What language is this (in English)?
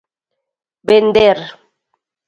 Galician